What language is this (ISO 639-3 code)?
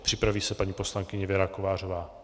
ces